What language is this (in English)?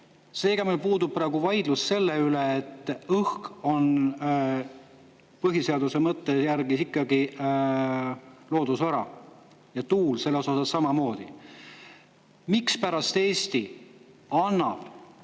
Estonian